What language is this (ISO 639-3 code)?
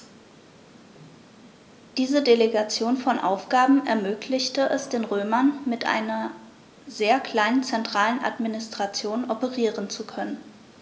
deu